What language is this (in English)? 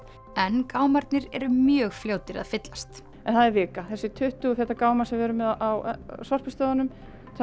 Icelandic